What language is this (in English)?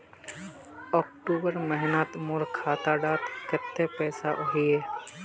Magahi